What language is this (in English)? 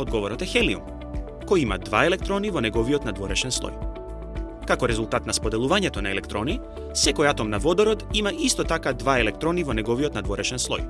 Macedonian